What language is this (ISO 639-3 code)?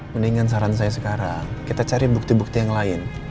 ind